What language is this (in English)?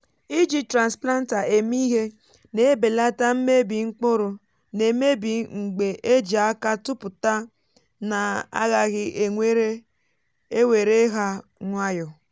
Igbo